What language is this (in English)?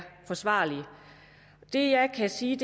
Danish